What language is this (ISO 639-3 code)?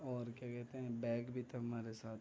urd